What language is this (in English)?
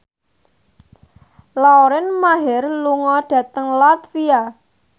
Javanese